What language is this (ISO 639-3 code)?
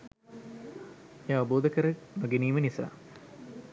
sin